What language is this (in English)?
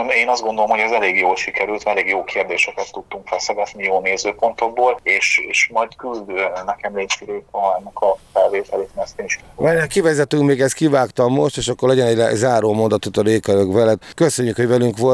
Hungarian